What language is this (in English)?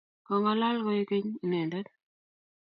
Kalenjin